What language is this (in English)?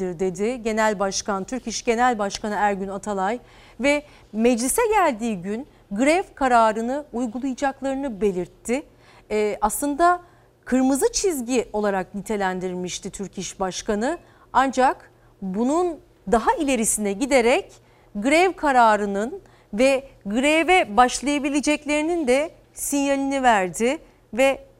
Turkish